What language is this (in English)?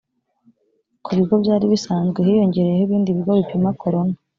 Kinyarwanda